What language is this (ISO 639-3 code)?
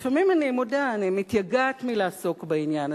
heb